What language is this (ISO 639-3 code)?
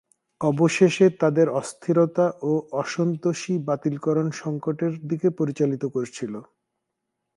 ben